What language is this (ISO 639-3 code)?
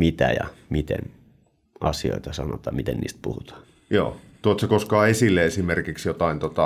fin